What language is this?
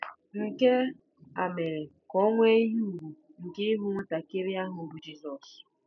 Igbo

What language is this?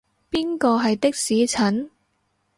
Cantonese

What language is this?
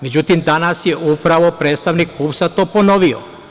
Serbian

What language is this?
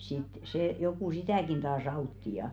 Finnish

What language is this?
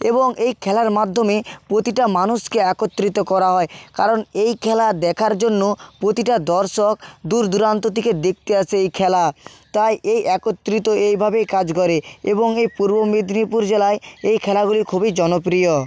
Bangla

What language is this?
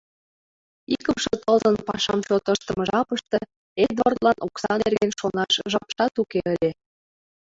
Mari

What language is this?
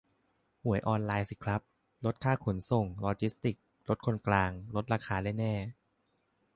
Thai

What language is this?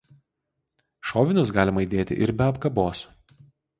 Lithuanian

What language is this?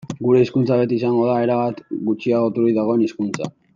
Basque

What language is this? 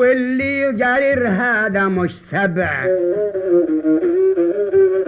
Arabic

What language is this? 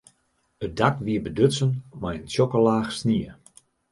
Western Frisian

